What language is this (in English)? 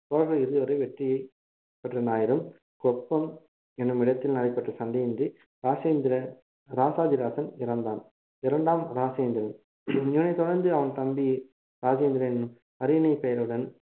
Tamil